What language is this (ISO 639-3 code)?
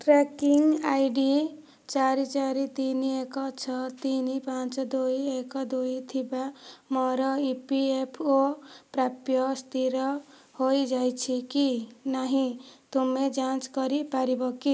ori